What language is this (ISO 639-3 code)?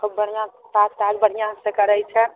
mai